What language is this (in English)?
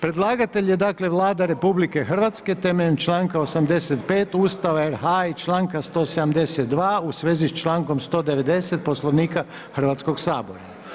Croatian